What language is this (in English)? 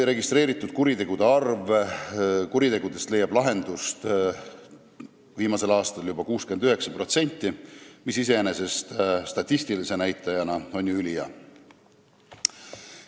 Estonian